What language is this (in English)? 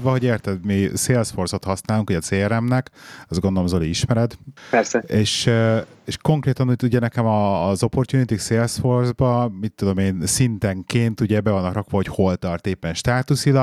Hungarian